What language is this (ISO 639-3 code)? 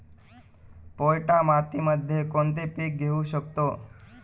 mar